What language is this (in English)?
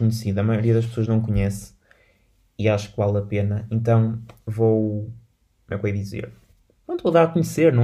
Portuguese